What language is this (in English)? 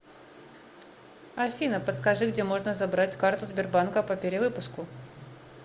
Russian